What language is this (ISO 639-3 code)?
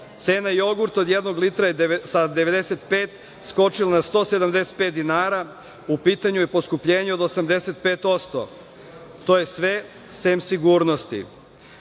srp